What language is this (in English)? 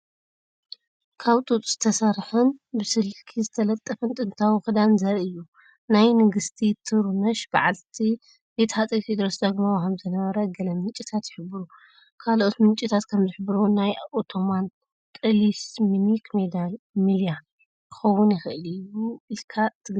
Tigrinya